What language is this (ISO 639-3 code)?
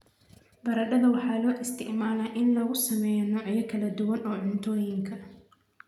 som